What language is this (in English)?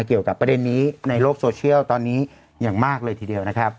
Thai